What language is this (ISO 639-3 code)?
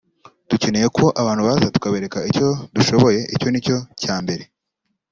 kin